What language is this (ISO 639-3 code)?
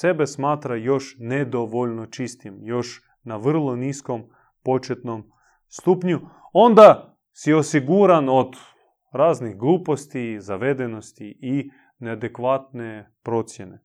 hrv